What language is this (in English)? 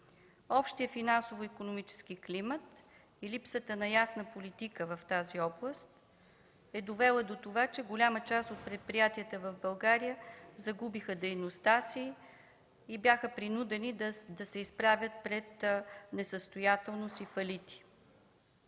Bulgarian